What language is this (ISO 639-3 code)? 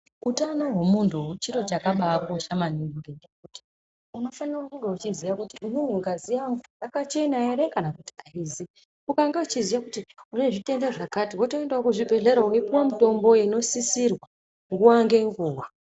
ndc